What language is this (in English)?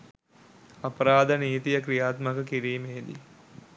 Sinhala